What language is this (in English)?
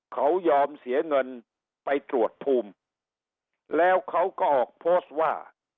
Thai